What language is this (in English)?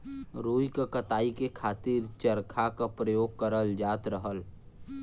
Bhojpuri